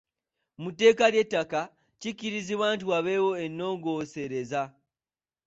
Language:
Ganda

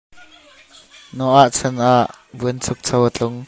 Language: Hakha Chin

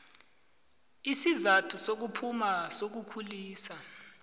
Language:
South Ndebele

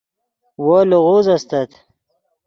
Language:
Yidgha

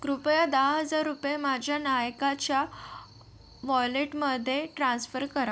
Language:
Marathi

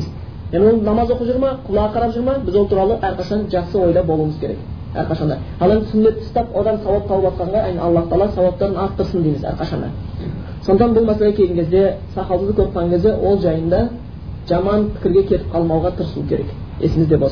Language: Bulgarian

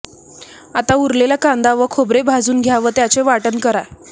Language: Marathi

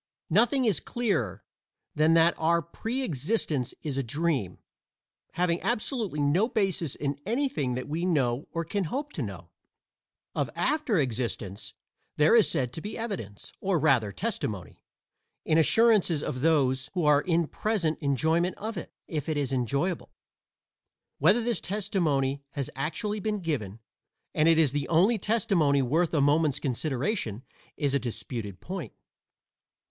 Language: English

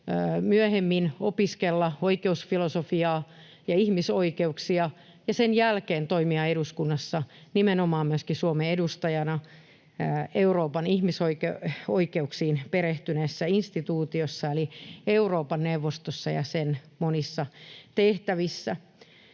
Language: Finnish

